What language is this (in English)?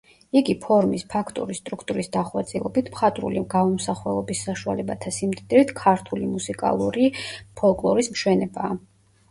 Georgian